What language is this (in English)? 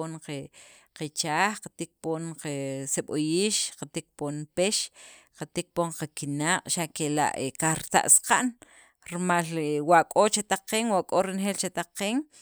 Sacapulteco